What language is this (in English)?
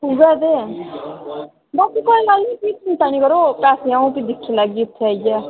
Dogri